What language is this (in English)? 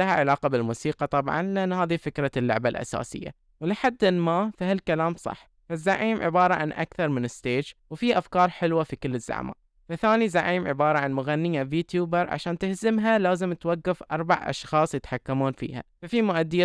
Arabic